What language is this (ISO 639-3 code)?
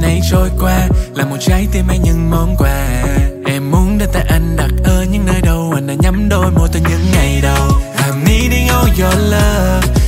vie